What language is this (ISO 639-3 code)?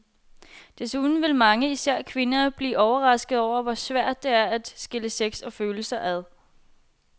dan